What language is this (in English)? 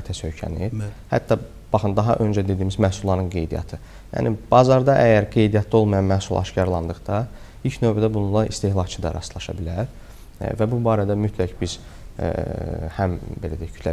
Turkish